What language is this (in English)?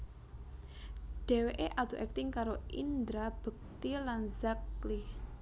Javanese